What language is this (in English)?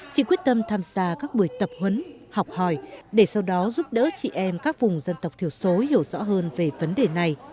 Vietnamese